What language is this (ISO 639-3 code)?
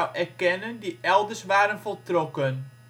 nld